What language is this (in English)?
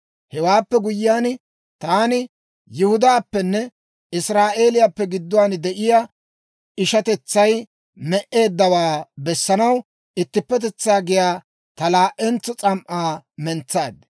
Dawro